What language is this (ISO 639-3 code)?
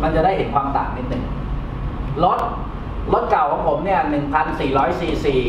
tha